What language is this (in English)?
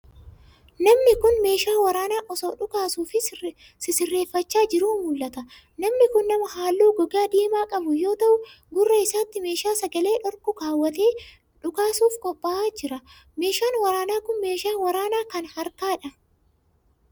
Oromo